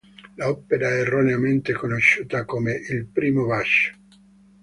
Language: Italian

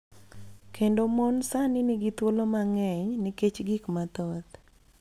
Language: Luo (Kenya and Tanzania)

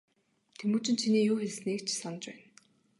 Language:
Mongolian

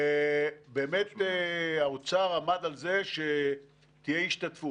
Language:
Hebrew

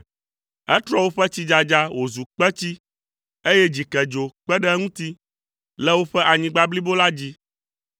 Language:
Ewe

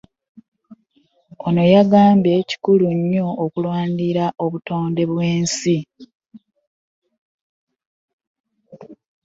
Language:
Ganda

